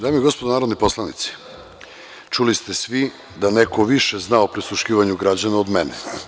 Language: Serbian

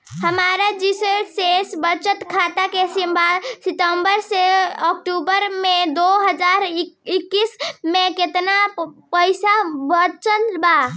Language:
Bhojpuri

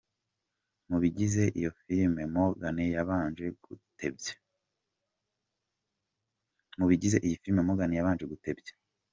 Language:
Kinyarwanda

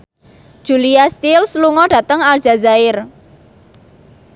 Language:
Javanese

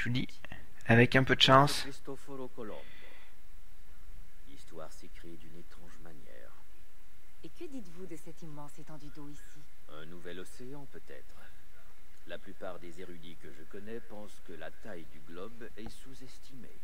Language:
French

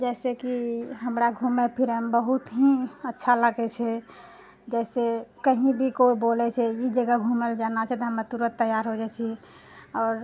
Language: Maithili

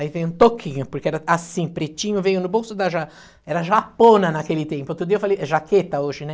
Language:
Portuguese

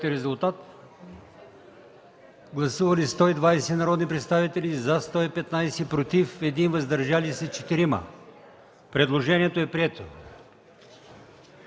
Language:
Bulgarian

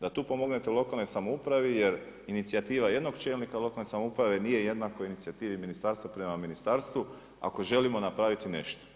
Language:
Croatian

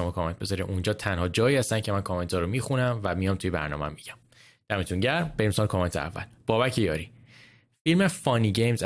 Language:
Persian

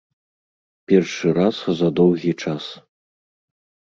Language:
Belarusian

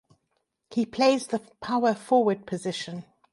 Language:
English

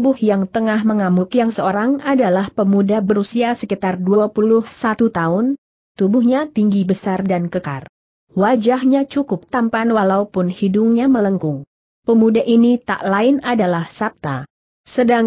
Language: Indonesian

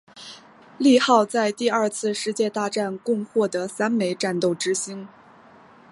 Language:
Chinese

